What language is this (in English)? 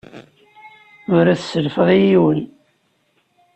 Kabyle